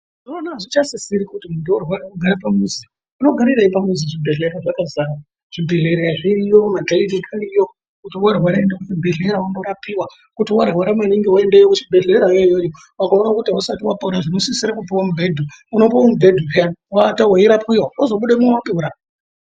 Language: Ndau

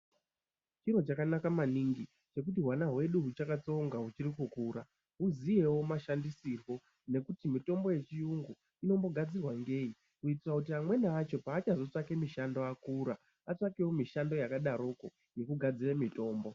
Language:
Ndau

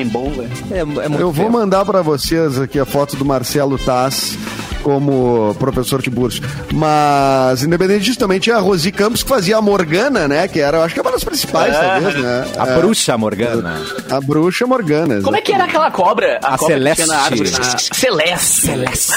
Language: Portuguese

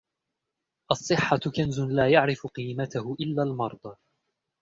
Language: Arabic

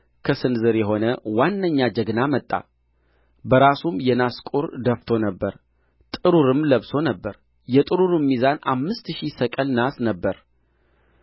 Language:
Amharic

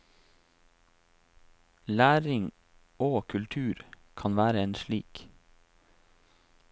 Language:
Norwegian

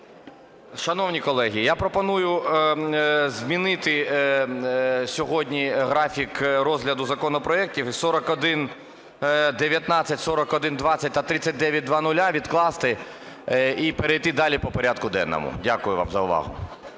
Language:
Ukrainian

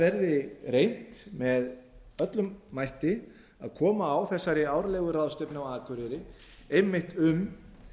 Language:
Icelandic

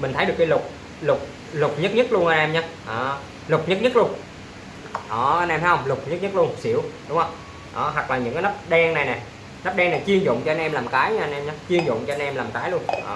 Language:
Vietnamese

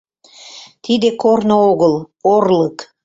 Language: Mari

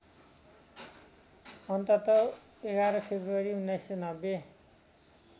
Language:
Nepali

